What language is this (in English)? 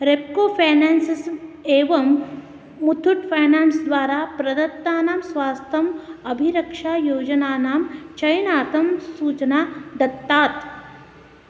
Sanskrit